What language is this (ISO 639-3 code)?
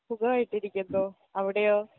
mal